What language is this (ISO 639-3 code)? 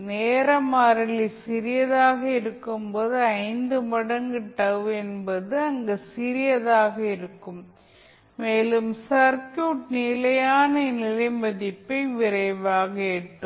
tam